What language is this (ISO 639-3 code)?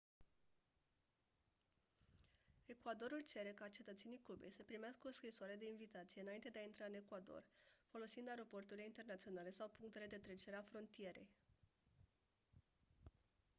ron